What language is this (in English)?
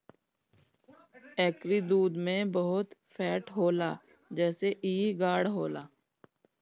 Bhojpuri